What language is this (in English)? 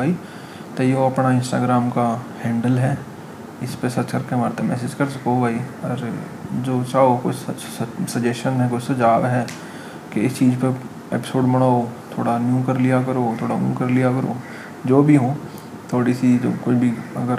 Hindi